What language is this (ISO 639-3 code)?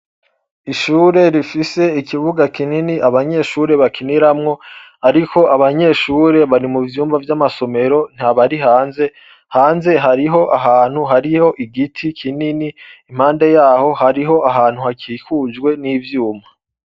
run